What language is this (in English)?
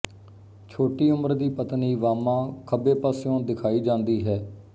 Punjabi